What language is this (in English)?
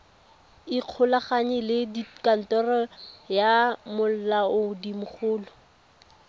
Tswana